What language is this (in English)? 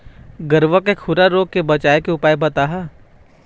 Chhattisgarhi